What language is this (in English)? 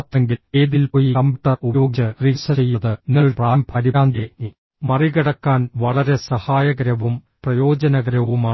Malayalam